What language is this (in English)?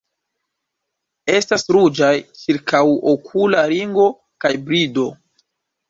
Esperanto